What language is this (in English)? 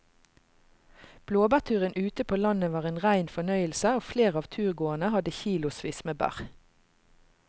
Norwegian